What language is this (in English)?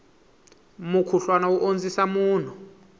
Tsonga